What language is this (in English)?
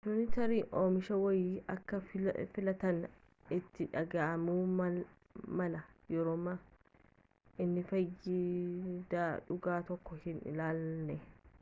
Oromo